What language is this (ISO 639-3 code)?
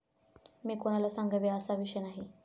mar